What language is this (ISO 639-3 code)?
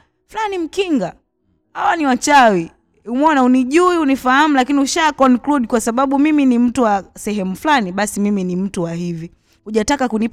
swa